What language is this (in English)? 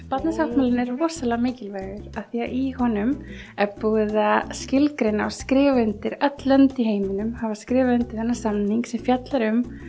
Icelandic